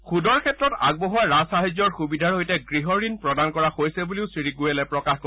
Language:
Assamese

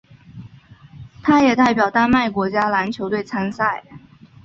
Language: Chinese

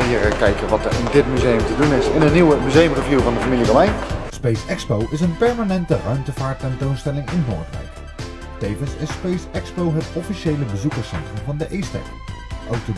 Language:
Dutch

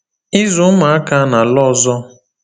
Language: Igbo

